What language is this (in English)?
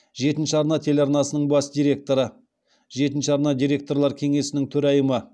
Kazakh